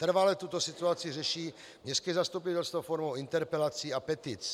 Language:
Czech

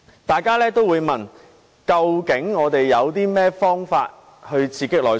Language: Cantonese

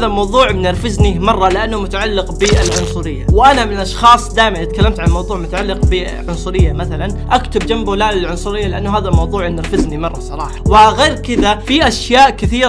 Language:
Arabic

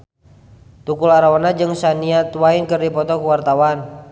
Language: Sundanese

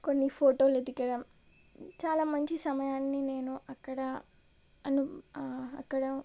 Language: Telugu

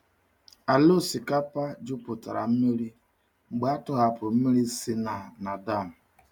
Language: Igbo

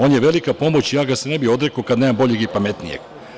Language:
Serbian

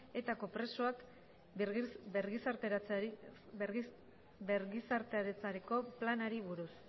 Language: Basque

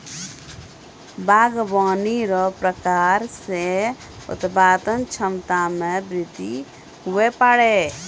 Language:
Maithili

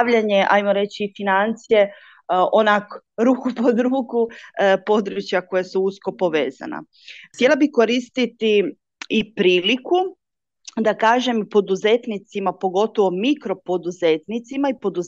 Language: Croatian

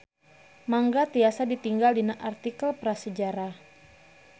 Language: Sundanese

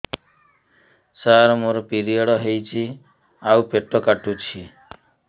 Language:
Odia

